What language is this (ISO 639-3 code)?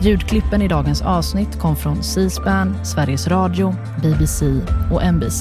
swe